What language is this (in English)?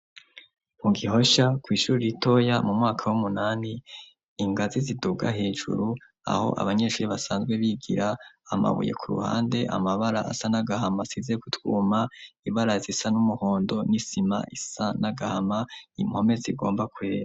Rundi